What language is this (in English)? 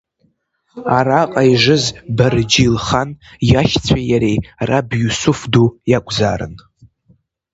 Abkhazian